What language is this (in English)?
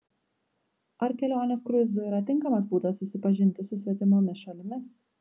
Lithuanian